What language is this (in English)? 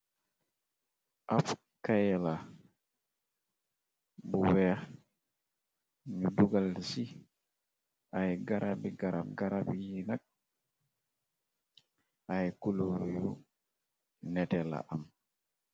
Wolof